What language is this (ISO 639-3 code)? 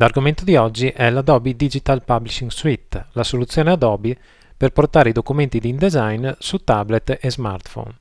ita